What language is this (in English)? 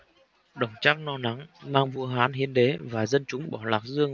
Vietnamese